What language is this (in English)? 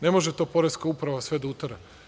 Serbian